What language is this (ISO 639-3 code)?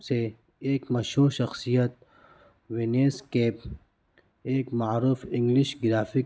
urd